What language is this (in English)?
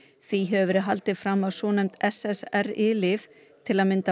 Icelandic